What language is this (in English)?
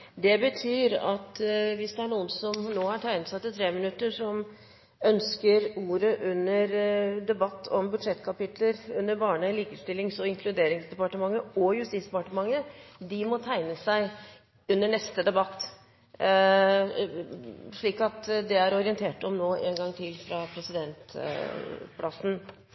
Norwegian Bokmål